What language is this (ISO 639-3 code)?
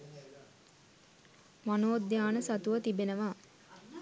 sin